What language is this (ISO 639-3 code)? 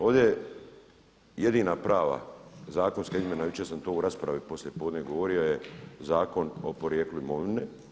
hrv